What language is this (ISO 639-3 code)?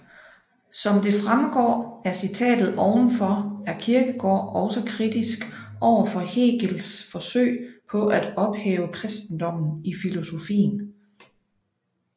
dan